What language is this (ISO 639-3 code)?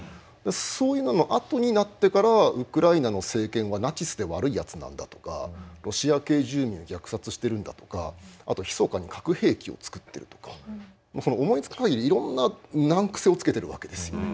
jpn